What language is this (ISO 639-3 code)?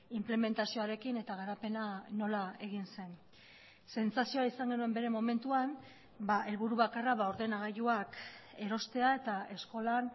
eus